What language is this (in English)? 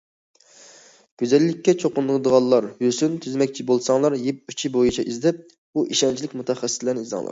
Uyghur